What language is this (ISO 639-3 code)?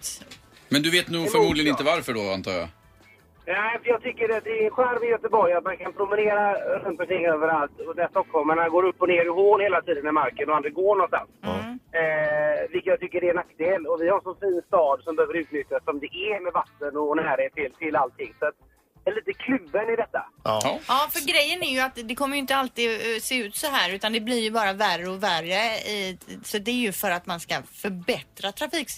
swe